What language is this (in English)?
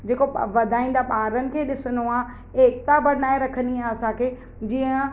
Sindhi